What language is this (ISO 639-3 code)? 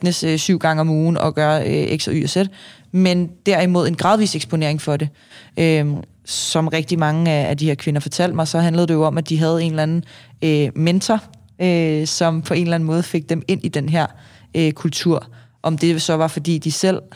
dan